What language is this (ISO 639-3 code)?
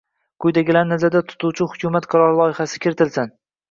uzb